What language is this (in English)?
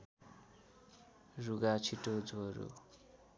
Nepali